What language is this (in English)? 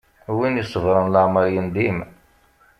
Kabyle